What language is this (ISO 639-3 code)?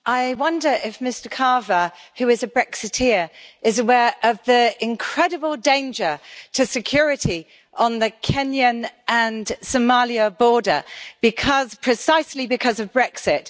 eng